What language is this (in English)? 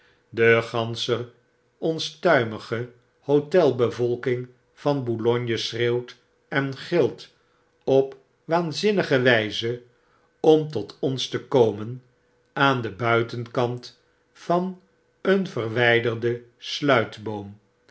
Dutch